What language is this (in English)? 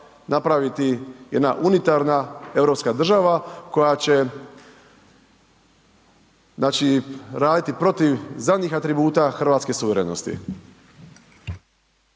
Croatian